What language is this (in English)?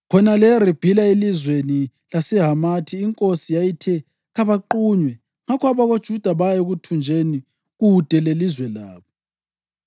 North Ndebele